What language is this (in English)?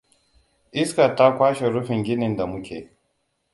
Hausa